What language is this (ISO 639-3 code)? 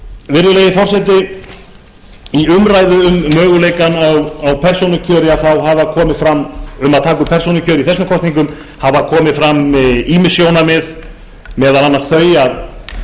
isl